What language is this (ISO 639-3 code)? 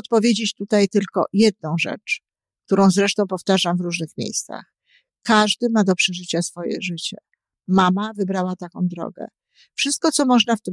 pol